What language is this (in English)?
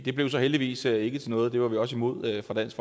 Danish